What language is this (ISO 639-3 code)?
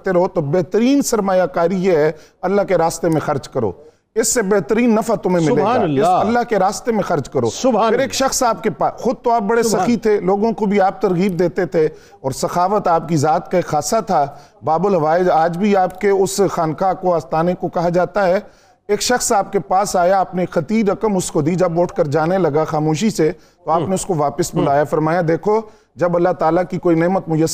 urd